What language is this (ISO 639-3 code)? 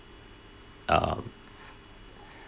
eng